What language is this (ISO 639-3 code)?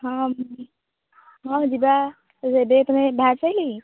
ori